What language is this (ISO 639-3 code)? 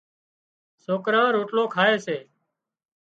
kxp